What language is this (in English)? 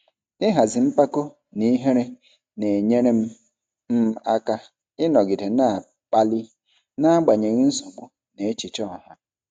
Igbo